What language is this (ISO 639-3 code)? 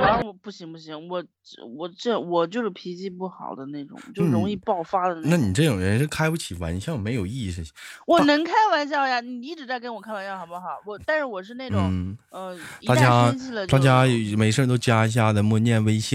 zho